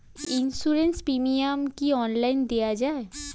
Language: Bangla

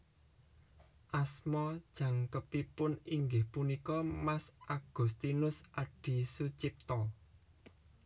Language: Javanese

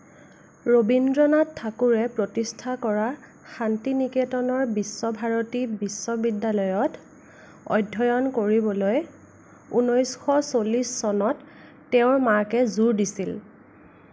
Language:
Assamese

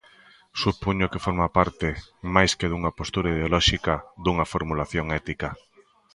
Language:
Galician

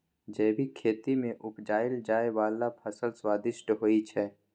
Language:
Maithili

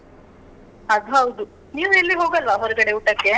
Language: Kannada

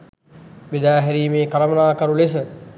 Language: Sinhala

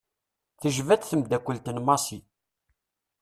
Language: Kabyle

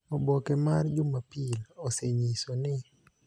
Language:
Luo (Kenya and Tanzania)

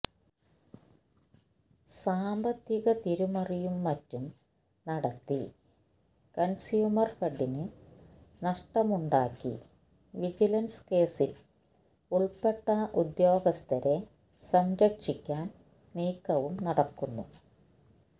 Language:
Malayalam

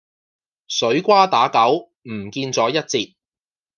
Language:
Cantonese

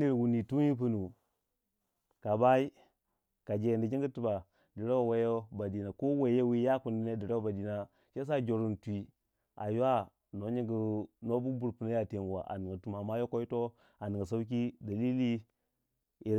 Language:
Waja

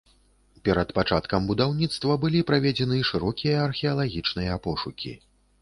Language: Belarusian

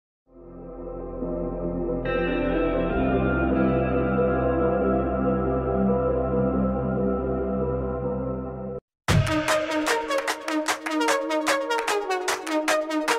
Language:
Arabic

